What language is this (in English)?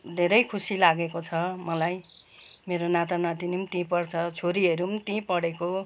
Nepali